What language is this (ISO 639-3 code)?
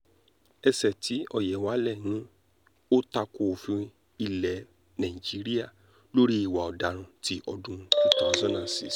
yor